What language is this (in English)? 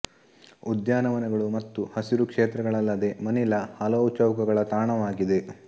Kannada